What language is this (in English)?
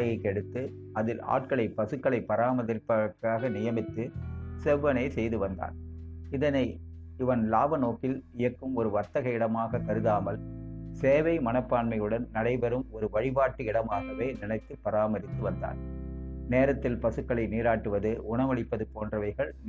Tamil